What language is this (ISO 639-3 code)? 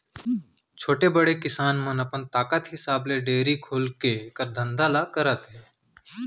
hne